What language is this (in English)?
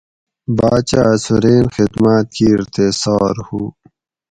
Gawri